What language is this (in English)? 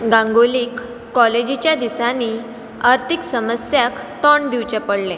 Konkani